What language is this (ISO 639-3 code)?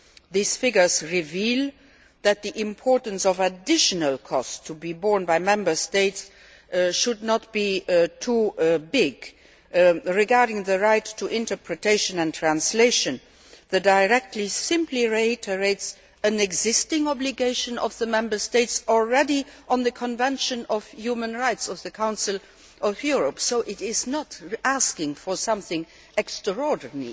eng